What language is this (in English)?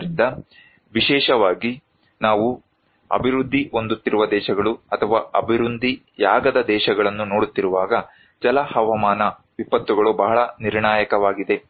Kannada